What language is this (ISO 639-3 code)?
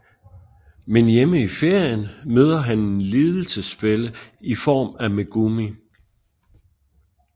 dan